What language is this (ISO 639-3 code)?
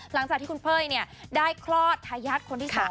tha